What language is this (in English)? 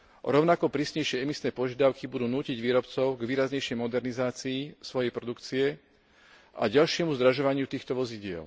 Slovak